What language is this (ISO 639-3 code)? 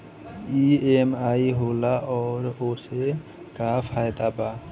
bho